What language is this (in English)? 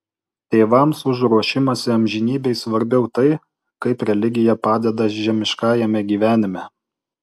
Lithuanian